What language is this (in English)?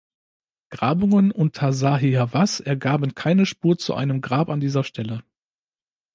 German